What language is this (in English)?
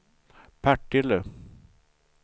Swedish